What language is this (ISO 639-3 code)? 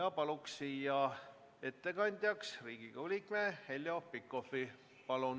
est